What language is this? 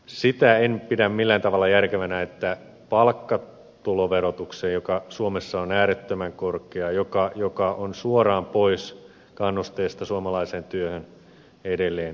Finnish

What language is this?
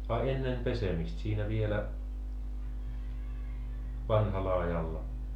Finnish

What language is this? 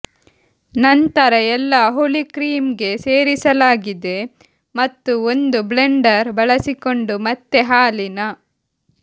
Kannada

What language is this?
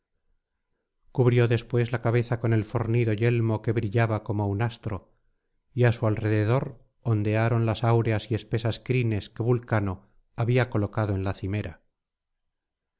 Spanish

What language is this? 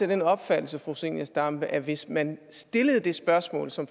Danish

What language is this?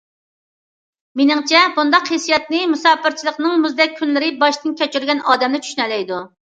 Uyghur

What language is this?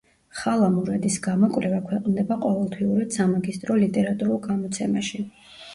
Georgian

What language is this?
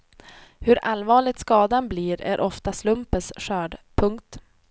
Swedish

